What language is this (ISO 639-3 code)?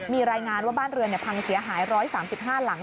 tha